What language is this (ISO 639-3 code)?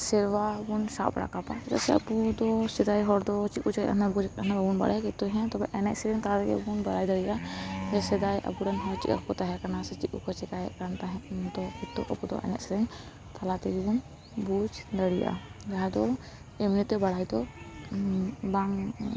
sat